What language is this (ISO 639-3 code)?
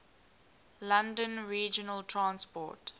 eng